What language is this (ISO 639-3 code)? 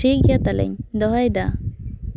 sat